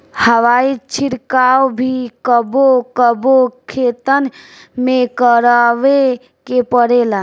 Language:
Bhojpuri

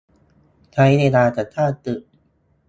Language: Thai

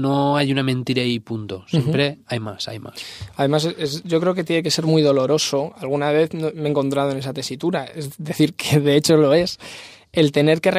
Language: Spanish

